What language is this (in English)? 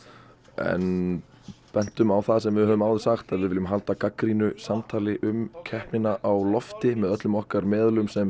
Icelandic